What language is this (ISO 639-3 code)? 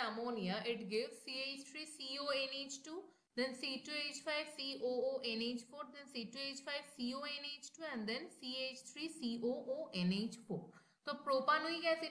hin